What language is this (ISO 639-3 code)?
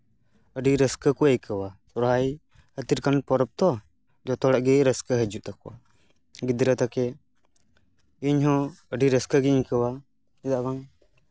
sat